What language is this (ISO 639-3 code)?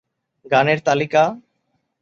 ben